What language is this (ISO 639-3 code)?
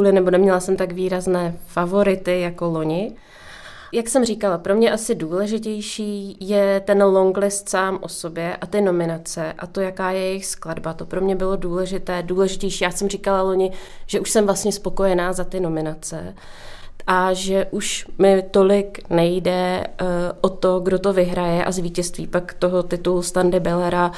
ces